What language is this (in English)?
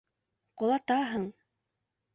Bashkir